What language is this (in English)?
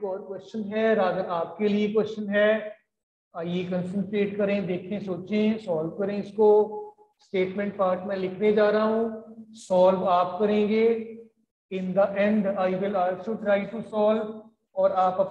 Hindi